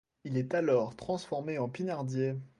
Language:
French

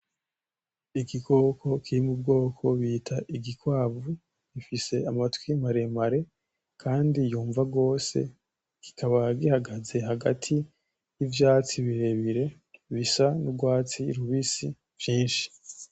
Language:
Rundi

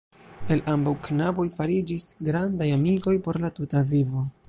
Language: Esperanto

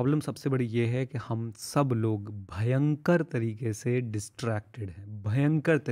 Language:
Hindi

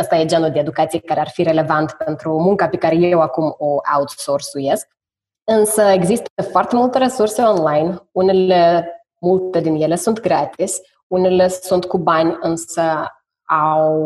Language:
Romanian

